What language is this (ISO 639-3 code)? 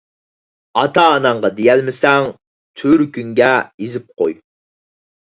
uig